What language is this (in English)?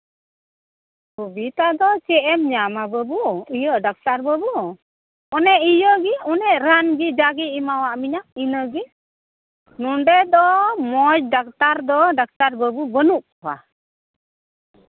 Santali